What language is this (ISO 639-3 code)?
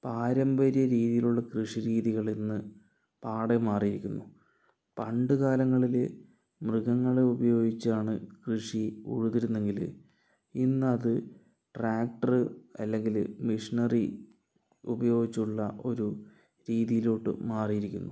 mal